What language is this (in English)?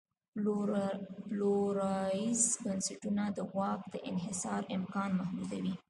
Pashto